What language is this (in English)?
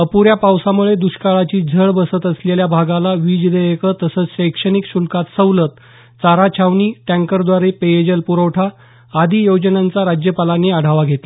Marathi